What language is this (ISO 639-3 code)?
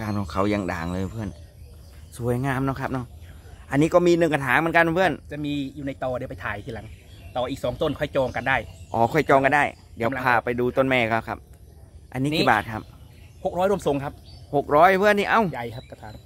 tha